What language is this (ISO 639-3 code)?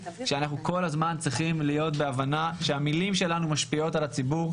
heb